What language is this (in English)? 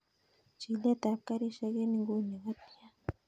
Kalenjin